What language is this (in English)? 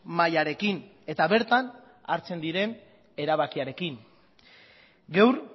Basque